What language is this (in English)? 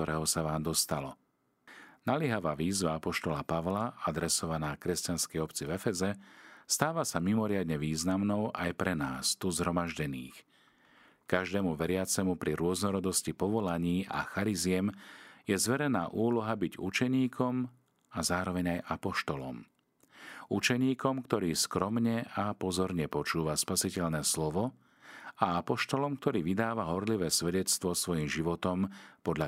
Slovak